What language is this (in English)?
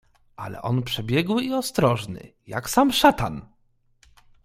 Polish